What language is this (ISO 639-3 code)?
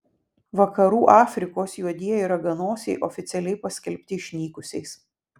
lit